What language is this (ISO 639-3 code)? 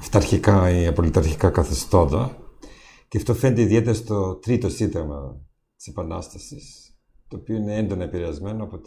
ell